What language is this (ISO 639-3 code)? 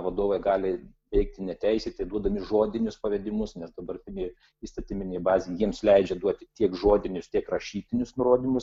lit